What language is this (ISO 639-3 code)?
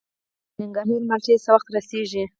pus